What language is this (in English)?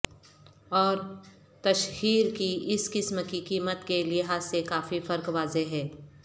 Urdu